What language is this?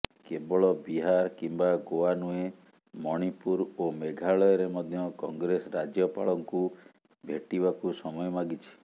Odia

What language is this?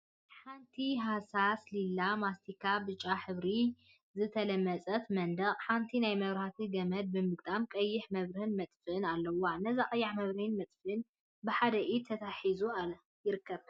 Tigrinya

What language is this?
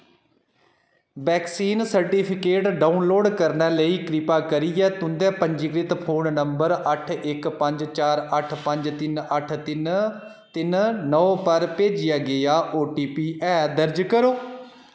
Dogri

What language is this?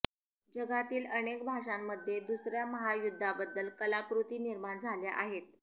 Marathi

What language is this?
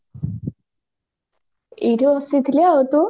Odia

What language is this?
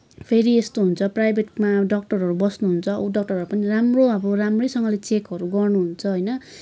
Nepali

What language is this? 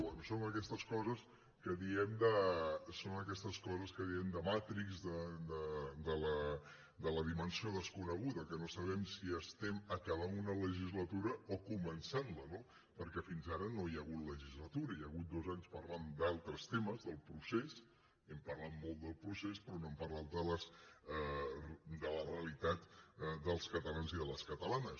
Catalan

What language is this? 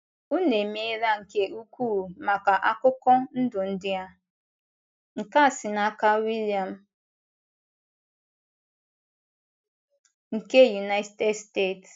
Igbo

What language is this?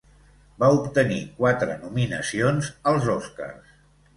Catalan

